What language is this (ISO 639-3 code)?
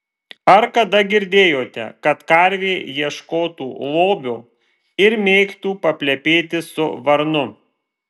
lit